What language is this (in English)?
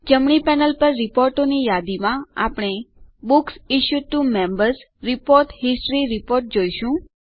Gujarati